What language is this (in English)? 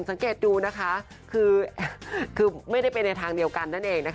Thai